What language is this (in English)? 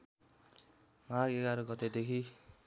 Nepali